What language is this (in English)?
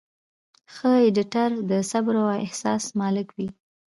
Pashto